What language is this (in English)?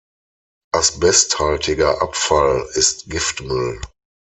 German